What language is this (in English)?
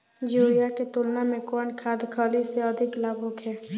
Bhojpuri